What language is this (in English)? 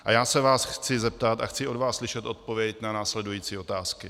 Czech